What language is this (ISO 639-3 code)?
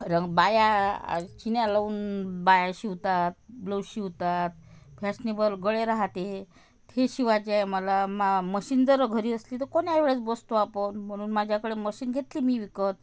mar